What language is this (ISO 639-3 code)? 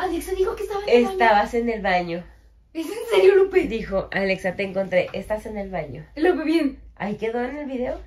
spa